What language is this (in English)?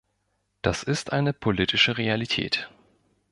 German